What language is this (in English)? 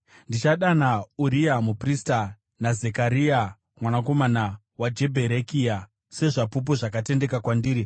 Shona